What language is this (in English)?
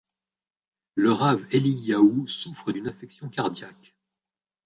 French